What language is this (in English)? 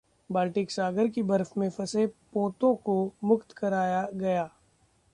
Hindi